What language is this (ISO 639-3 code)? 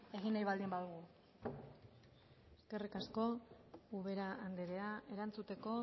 eus